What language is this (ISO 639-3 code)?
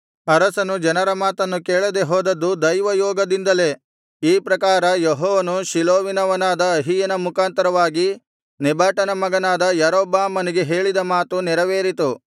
kan